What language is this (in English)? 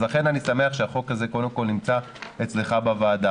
Hebrew